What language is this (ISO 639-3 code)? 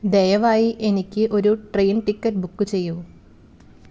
mal